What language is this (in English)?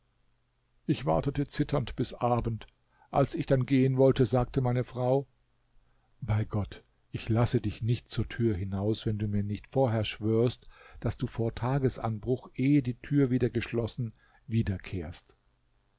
German